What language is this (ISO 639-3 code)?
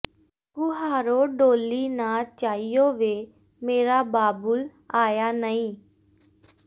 pan